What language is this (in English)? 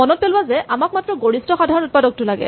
Assamese